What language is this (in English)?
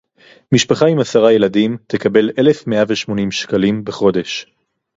Hebrew